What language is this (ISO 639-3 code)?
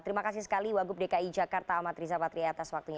ind